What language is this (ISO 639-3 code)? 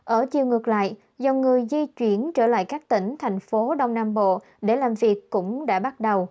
vie